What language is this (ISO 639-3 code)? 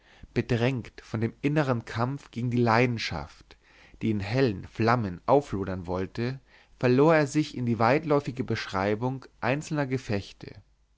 deu